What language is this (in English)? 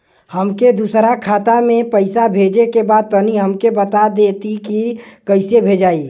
Bhojpuri